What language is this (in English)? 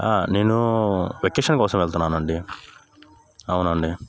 Telugu